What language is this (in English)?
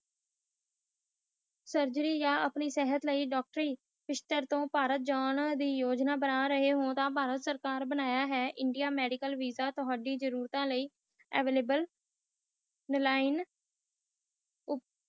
Punjabi